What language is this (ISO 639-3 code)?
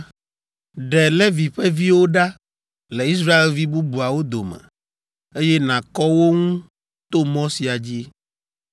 ewe